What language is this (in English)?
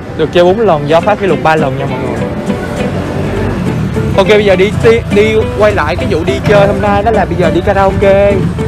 Vietnamese